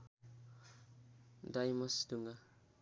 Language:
Nepali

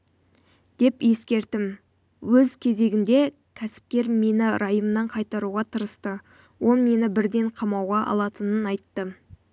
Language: Kazakh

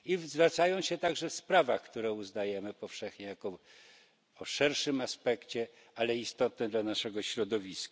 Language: Polish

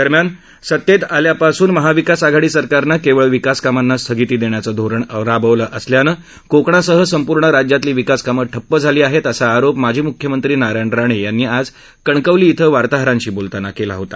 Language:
Marathi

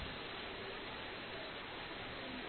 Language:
Malayalam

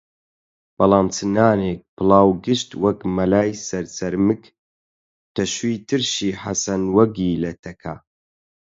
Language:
Central Kurdish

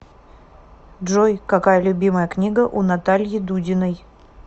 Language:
Russian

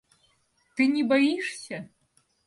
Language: Russian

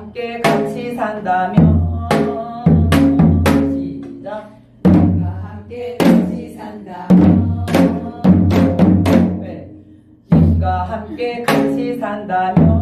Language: Korean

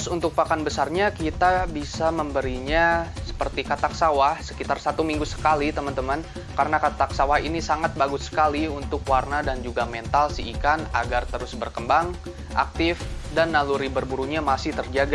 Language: Indonesian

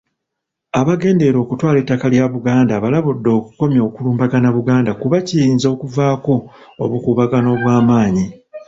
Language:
Ganda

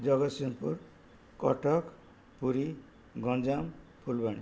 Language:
Odia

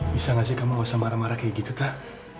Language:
Indonesian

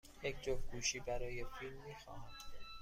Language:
Persian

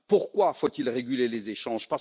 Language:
French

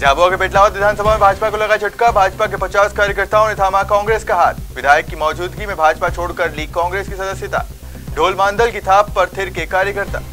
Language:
Hindi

